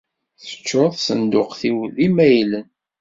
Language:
Kabyle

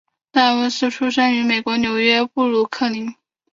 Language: Chinese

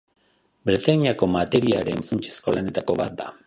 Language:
Basque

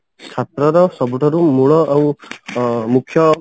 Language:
Odia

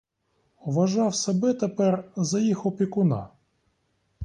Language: Ukrainian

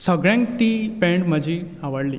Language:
Konkani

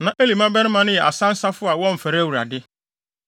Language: Akan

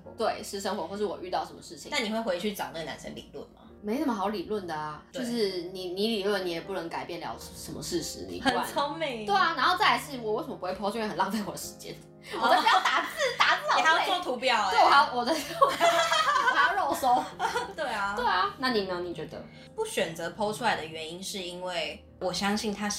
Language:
Chinese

